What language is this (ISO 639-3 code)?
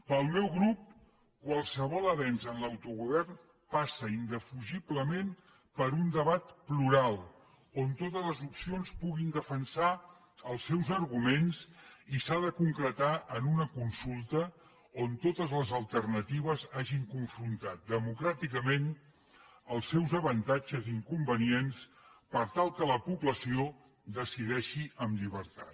cat